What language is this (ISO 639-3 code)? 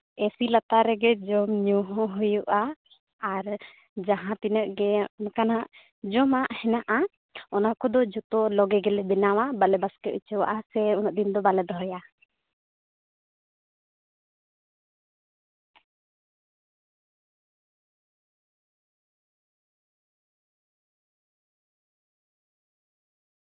sat